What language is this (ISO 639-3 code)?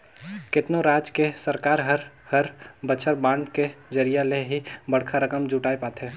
hne